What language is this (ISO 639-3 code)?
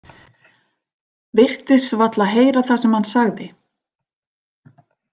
isl